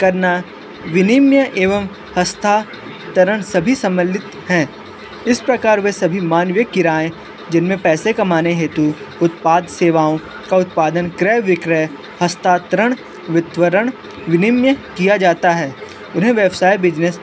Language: Hindi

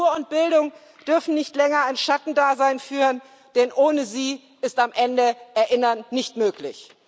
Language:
German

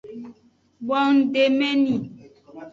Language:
Aja (Benin)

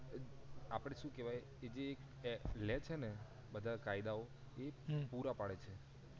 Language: Gujarati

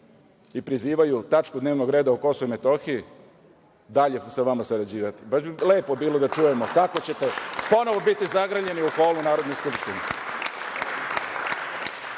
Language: Serbian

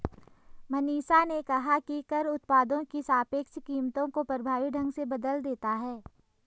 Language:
Hindi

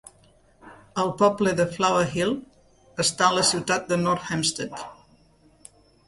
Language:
Catalan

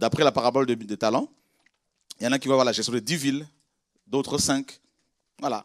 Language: French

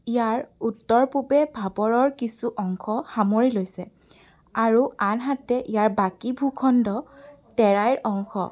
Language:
Assamese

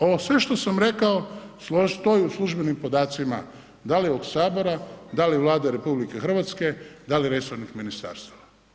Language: Croatian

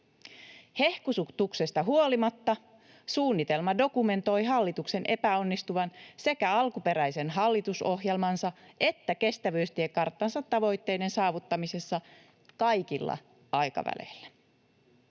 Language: Finnish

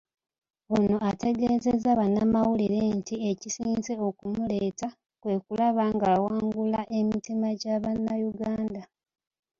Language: Ganda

